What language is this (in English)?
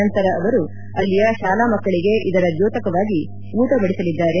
Kannada